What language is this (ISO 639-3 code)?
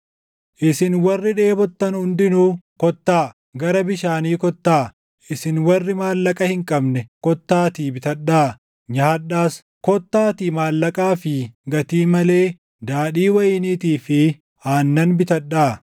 orm